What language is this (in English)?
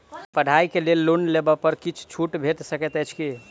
Maithili